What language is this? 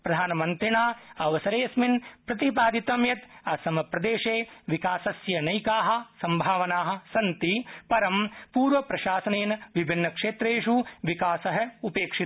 Sanskrit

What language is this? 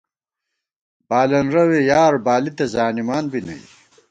Gawar-Bati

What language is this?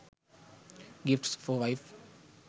Sinhala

